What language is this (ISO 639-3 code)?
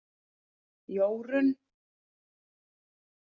isl